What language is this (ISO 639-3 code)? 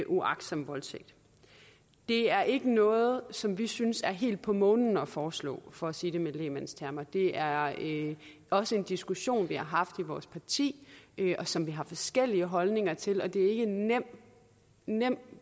dan